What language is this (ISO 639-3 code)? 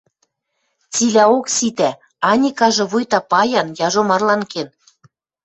mrj